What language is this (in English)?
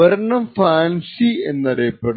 Malayalam